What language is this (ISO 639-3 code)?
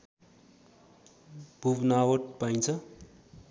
nep